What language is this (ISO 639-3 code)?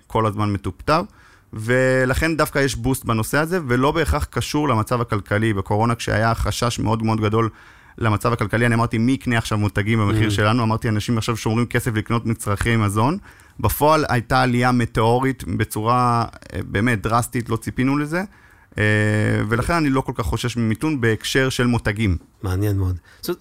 heb